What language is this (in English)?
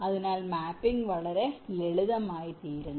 Malayalam